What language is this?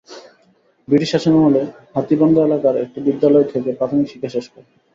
Bangla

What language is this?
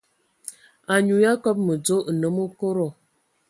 Ewondo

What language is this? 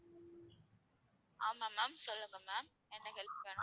Tamil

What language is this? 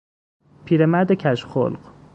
Persian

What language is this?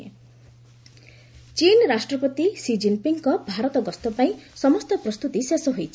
Odia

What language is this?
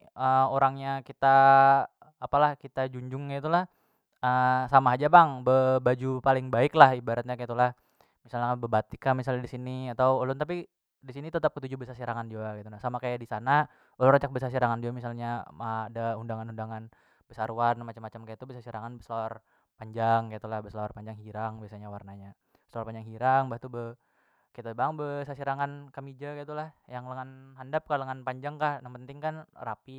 Banjar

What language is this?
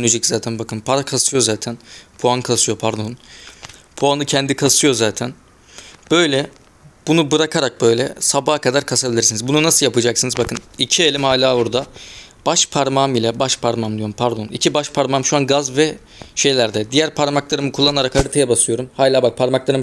Turkish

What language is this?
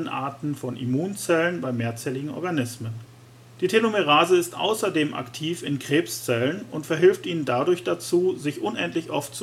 German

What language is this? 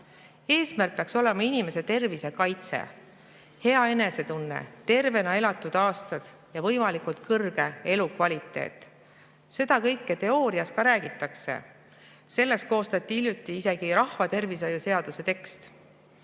Estonian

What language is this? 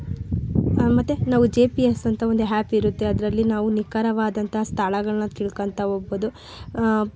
Kannada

